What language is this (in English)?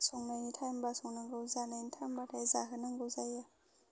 Bodo